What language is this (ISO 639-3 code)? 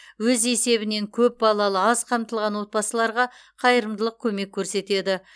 kaz